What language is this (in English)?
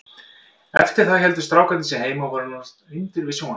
Icelandic